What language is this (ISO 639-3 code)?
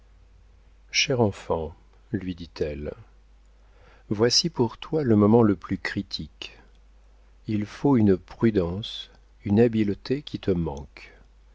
fra